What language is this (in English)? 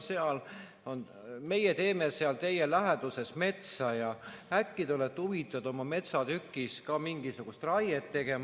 Estonian